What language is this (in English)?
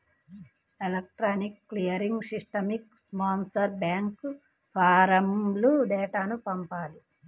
Telugu